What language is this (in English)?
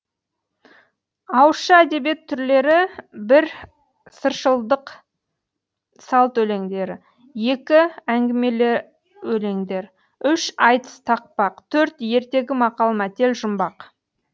Kazakh